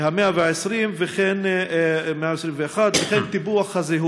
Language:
Hebrew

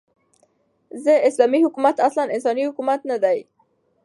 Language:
Pashto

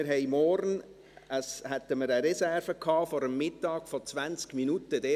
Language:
Swiss German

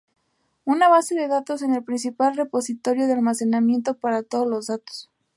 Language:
Spanish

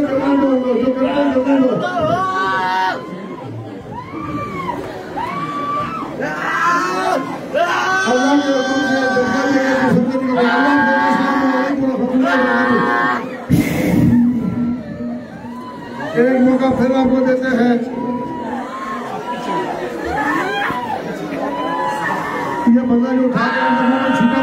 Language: Turkish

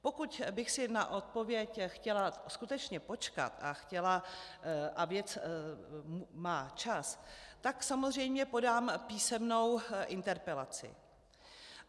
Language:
Czech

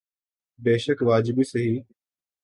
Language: Urdu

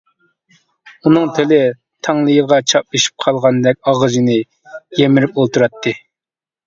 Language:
Uyghur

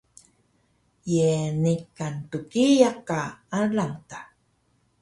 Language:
Taroko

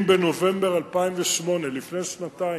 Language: Hebrew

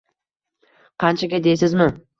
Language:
Uzbek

